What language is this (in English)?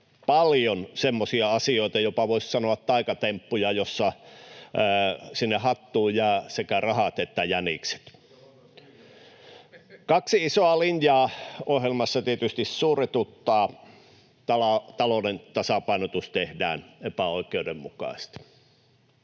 Finnish